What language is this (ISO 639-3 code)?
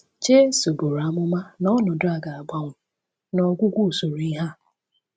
ibo